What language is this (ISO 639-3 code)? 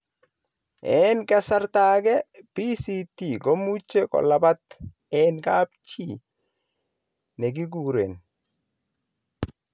kln